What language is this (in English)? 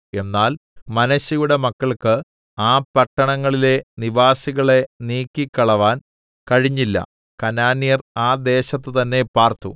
Malayalam